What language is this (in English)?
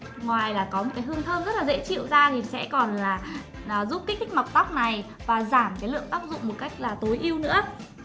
Vietnamese